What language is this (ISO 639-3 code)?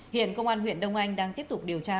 vie